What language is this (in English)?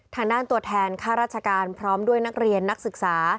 Thai